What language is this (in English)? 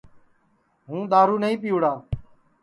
Sansi